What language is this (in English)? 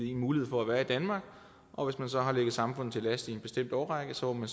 Danish